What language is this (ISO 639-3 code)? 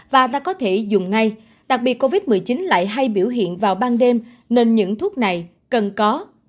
vie